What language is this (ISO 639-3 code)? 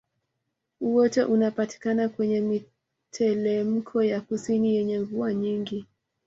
swa